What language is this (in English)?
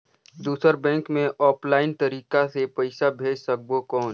Chhattisgarhi